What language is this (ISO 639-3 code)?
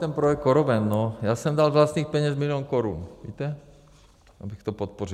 ces